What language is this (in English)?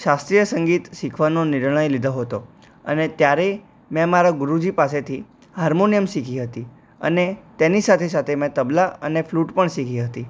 Gujarati